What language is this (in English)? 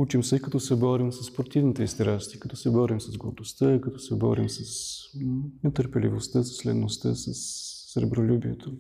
Bulgarian